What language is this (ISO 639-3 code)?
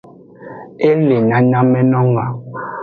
ajg